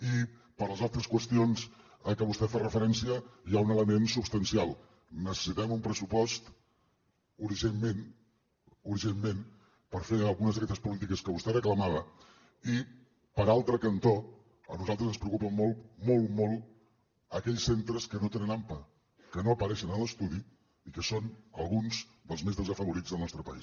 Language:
Catalan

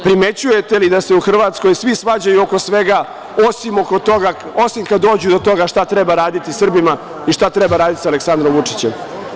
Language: Serbian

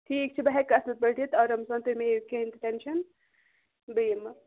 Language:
Kashmiri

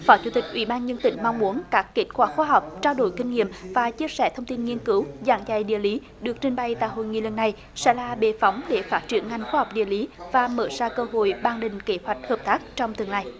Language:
Vietnamese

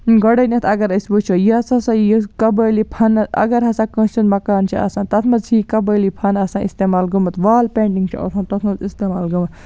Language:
Kashmiri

